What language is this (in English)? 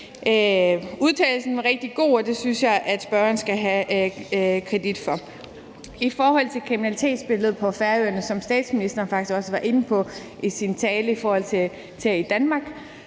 Danish